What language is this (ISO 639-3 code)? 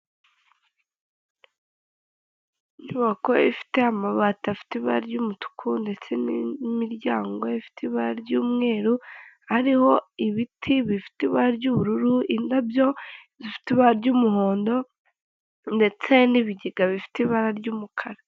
kin